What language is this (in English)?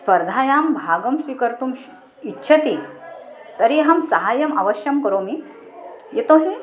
Sanskrit